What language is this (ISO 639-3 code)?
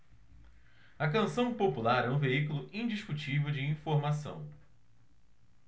por